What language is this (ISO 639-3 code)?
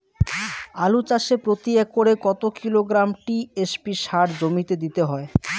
ben